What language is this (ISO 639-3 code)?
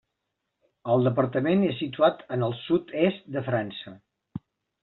cat